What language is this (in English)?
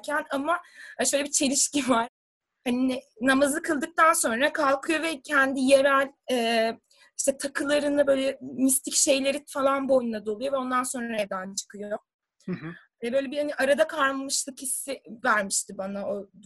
Turkish